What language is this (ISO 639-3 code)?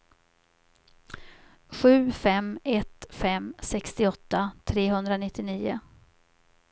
swe